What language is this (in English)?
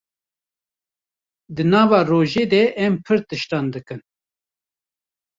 Kurdish